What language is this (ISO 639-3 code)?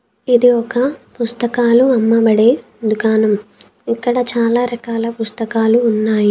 tel